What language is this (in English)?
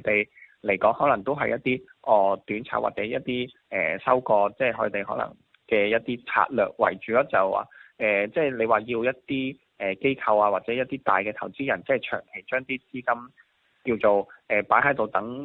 Chinese